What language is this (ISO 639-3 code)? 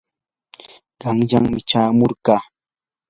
qur